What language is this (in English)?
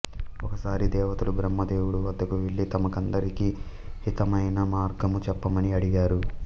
Telugu